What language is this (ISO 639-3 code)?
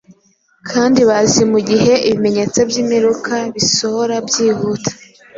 kin